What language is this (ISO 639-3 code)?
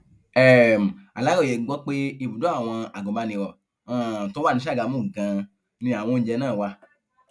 yor